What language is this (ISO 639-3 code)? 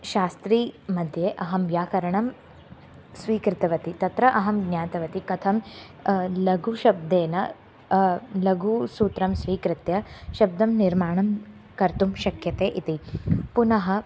san